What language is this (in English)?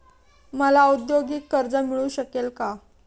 Marathi